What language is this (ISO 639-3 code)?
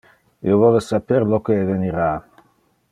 ina